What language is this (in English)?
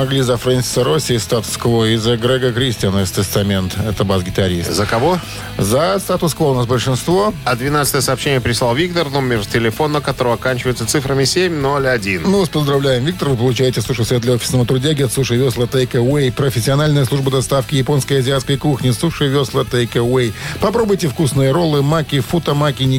Russian